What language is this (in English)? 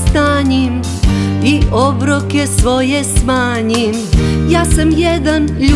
Korean